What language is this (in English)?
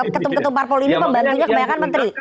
Indonesian